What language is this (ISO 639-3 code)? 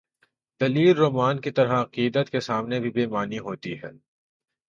urd